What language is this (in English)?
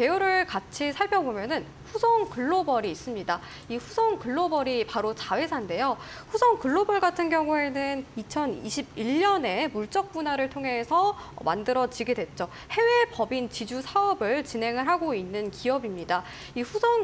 Korean